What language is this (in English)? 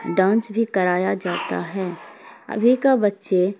Urdu